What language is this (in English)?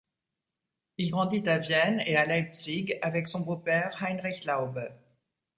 French